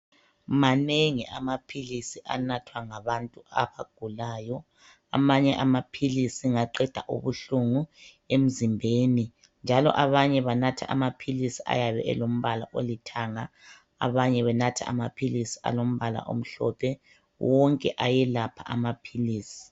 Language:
North Ndebele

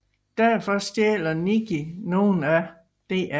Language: Danish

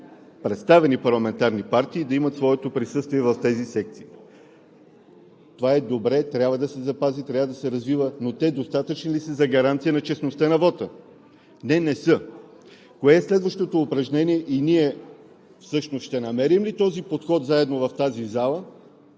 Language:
Bulgarian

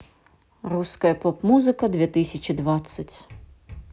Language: Russian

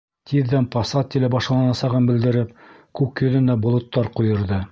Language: Bashkir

